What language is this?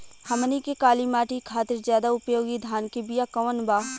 Bhojpuri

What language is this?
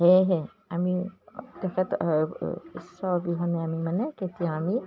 Assamese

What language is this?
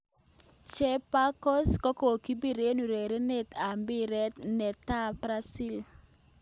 Kalenjin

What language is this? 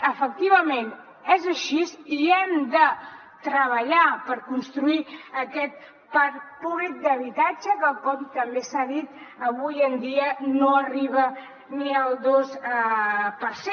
Catalan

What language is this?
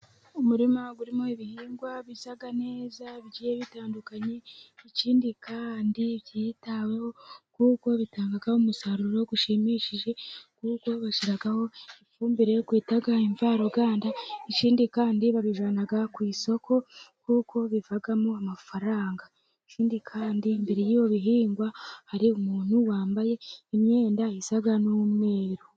Kinyarwanda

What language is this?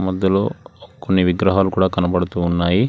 Telugu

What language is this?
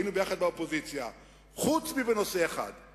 Hebrew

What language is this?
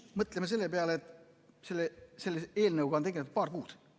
Estonian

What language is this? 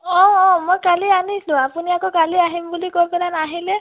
Assamese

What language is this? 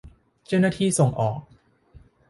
Thai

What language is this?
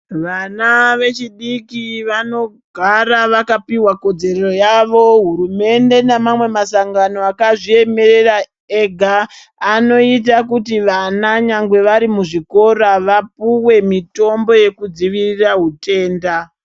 Ndau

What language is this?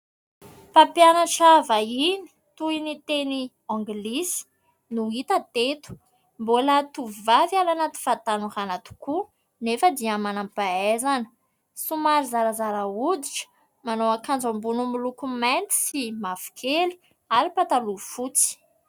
Malagasy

